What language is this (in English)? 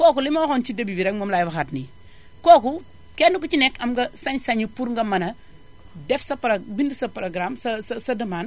Wolof